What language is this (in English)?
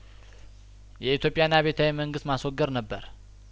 Amharic